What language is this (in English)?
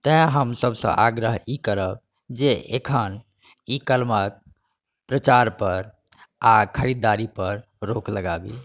Maithili